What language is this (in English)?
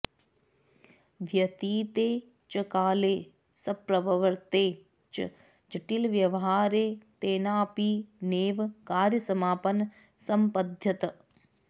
Sanskrit